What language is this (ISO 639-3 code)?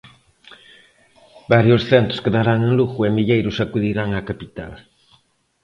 glg